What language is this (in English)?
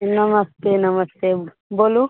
Maithili